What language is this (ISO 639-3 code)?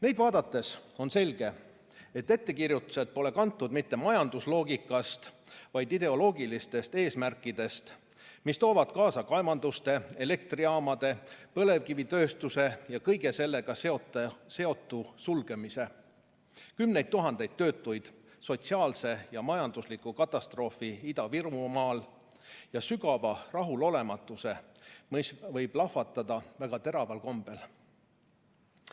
est